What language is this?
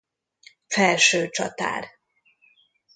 Hungarian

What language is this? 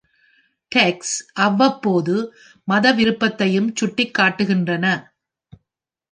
Tamil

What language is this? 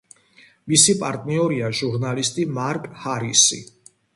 Georgian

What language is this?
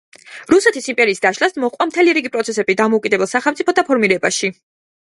Georgian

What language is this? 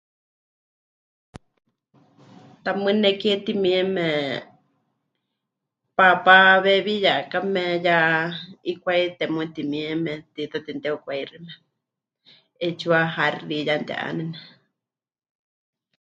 Huichol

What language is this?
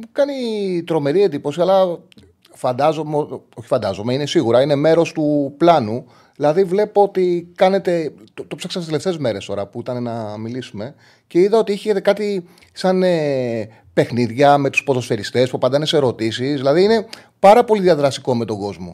Greek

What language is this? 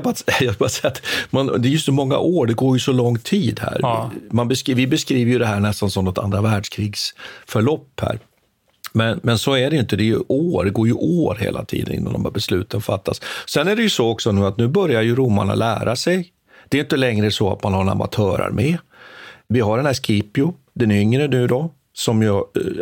Swedish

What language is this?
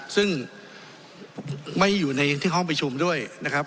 Thai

